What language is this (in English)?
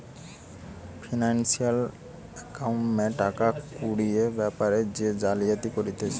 Bangla